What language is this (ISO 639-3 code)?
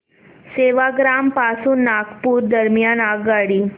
mar